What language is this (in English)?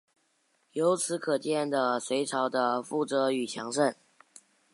Chinese